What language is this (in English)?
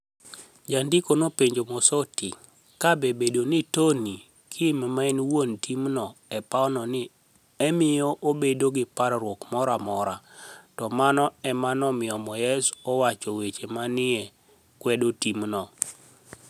Luo (Kenya and Tanzania)